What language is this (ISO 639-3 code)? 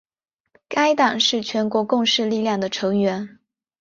zho